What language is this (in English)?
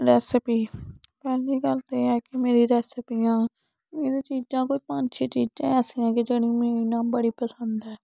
Dogri